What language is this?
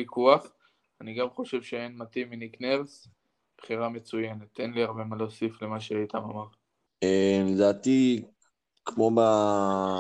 Hebrew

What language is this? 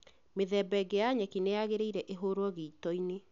Kikuyu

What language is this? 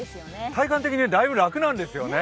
Japanese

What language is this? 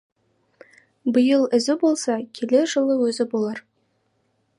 Kazakh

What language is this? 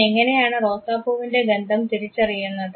Malayalam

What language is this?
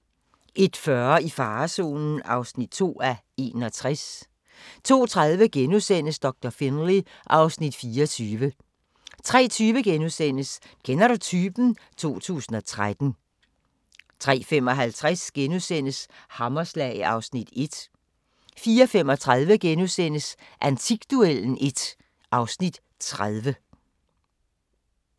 Danish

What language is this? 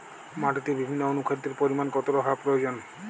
Bangla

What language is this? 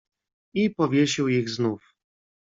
Polish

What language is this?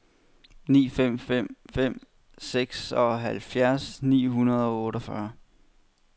Danish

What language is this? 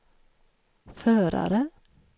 Swedish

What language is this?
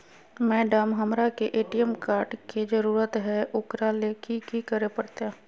Magahi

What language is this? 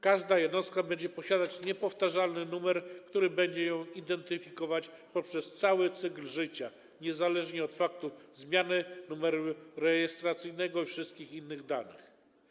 Polish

